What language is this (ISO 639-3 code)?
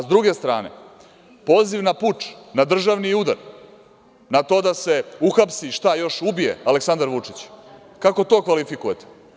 srp